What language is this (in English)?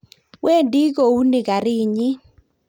Kalenjin